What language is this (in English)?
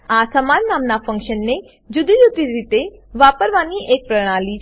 Gujarati